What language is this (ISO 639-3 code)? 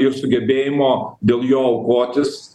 lit